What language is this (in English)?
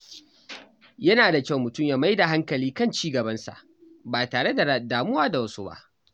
Hausa